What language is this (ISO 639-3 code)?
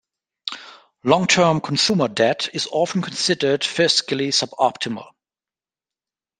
eng